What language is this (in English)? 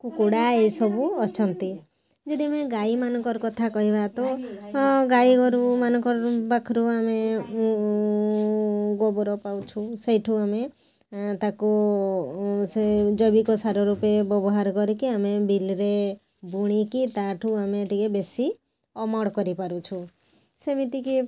Odia